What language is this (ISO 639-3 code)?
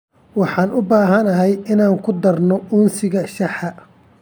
som